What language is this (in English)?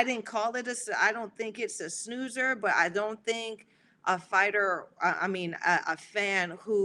English